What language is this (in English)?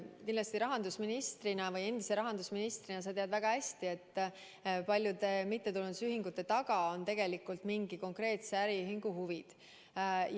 Estonian